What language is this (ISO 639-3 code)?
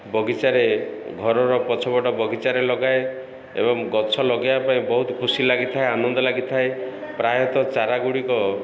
ori